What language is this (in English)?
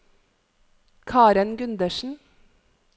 Norwegian